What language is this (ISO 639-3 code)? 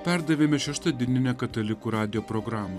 lit